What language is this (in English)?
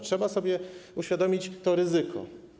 Polish